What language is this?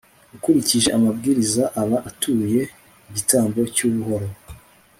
Kinyarwanda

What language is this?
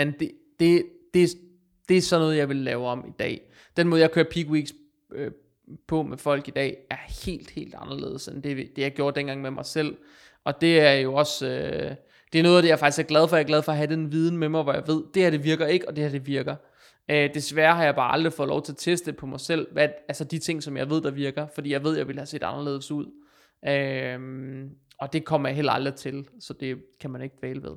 Danish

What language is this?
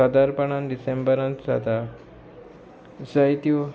Konkani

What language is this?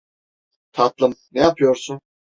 Turkish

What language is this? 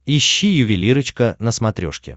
Russian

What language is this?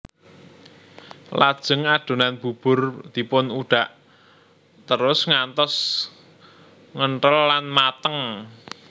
Javanese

